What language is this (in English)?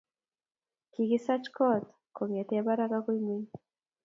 Kalenjin